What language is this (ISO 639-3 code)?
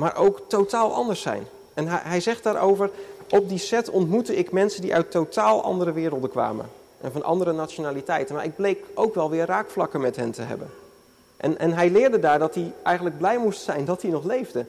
nld